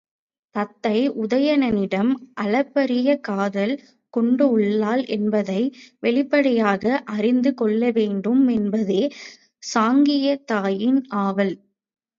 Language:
Tamil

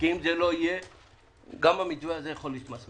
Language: Hebrew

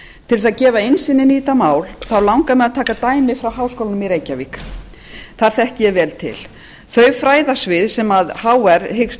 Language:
Icelandic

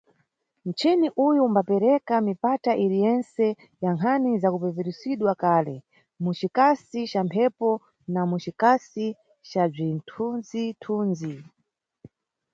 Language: Nyungwe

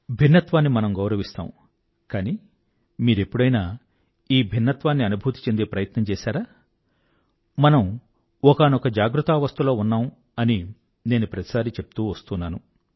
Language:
Telugu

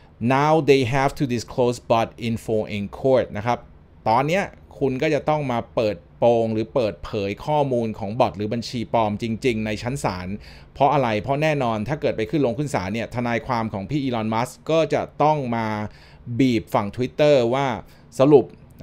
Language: Thai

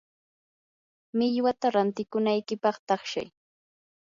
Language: Yanahuanca Pasco Quechua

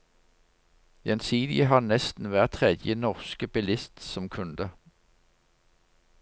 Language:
Norwegian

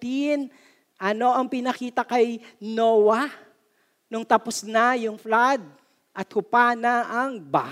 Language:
Filipino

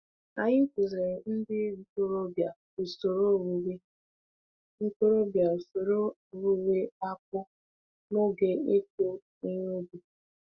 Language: Igbo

